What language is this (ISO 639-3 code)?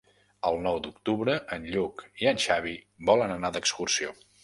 cat